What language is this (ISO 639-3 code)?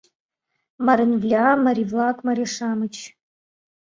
chm